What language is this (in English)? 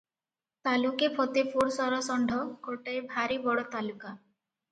Odia